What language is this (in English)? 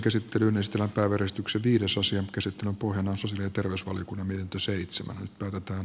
Finnish